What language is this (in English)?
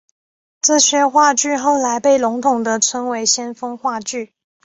Chinese